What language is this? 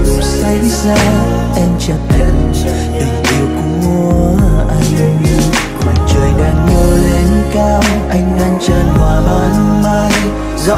Vietnamese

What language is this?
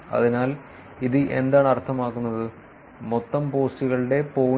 Malayalam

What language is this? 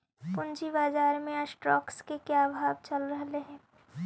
Magahi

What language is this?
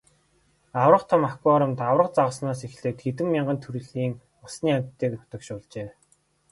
Mongolian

